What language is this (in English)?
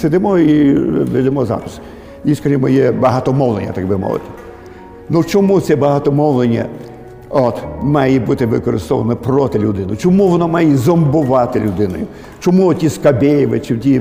Ukrainian